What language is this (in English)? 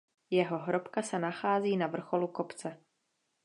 Czech